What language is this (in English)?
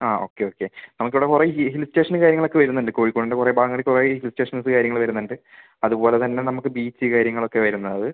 Malayalam